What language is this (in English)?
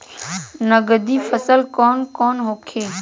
Bhojpuri